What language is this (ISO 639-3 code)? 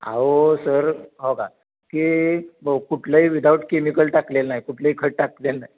mar